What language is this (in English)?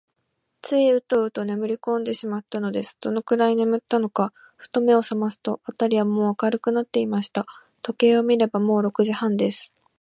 Japanese